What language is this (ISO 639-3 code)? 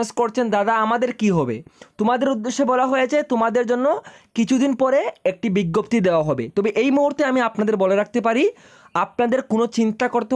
hin